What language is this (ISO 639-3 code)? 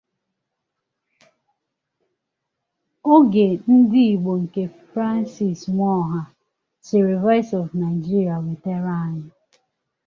ibo